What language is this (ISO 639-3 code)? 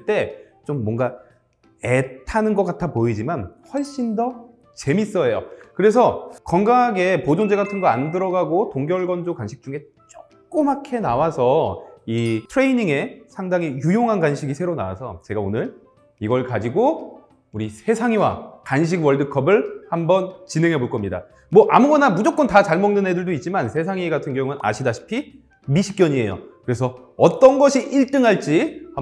kor